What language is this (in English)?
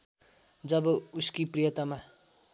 Nepali